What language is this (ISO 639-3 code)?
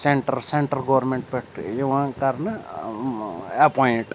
kas